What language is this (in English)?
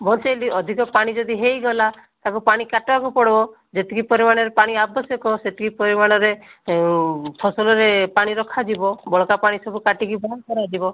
Odia